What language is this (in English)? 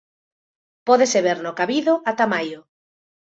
Galician